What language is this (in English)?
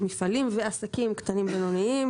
Hebrew